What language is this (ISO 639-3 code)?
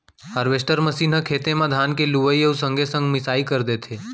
hne